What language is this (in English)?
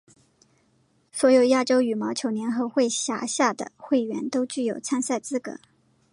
Chinese